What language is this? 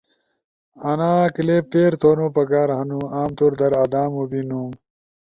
Ushojo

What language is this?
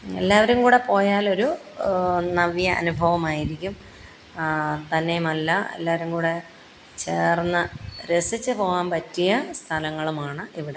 Malayalam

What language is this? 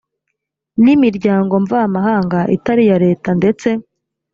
Kinyarwanda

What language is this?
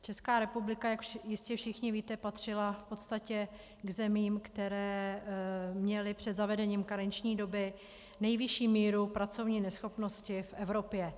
Czech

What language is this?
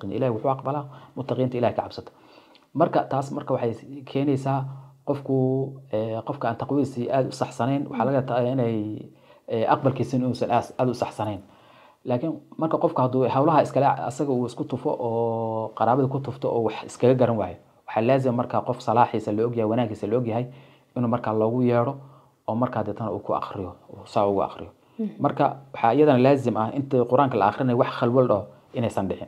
Arabic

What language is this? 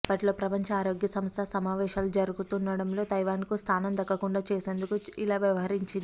Telugu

